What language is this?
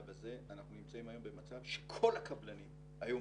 Hebrew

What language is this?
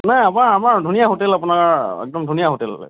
Assamese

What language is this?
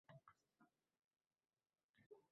Uzbek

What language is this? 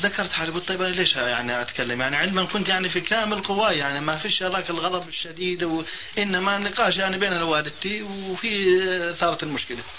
Arabic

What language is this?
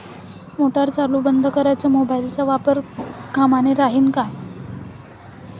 Marathi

